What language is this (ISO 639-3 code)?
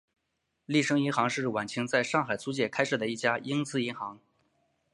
zho